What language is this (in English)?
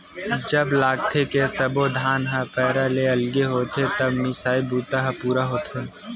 Chhattisgarhi